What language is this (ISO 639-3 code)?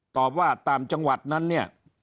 tha